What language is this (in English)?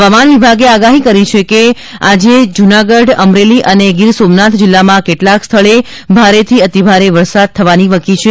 Gujarati